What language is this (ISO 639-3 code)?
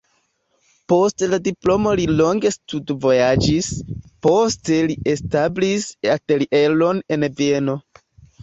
epo